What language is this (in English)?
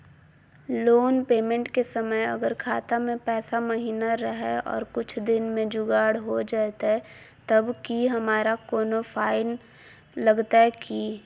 Magahi